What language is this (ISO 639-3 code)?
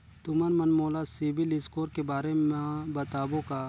hne